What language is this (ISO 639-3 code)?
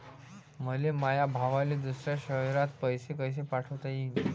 mar